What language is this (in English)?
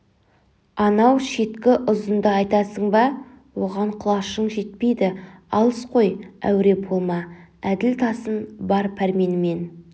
Kazakh